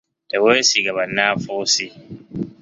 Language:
Ganda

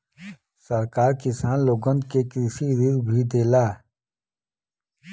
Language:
Bhojpuri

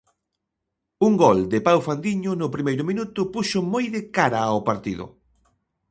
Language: Galician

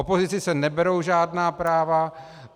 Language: Czech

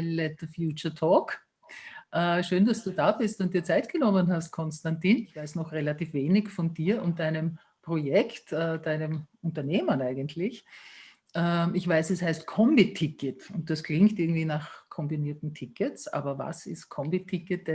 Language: German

